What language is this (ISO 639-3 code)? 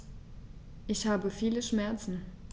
deu